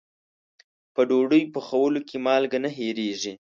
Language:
Pashto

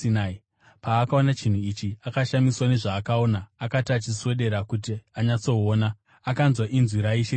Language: Shona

